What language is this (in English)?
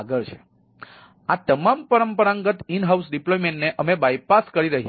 Gujarati